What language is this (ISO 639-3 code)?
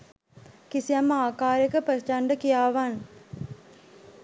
sin